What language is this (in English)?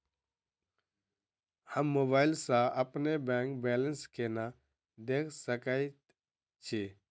Maithili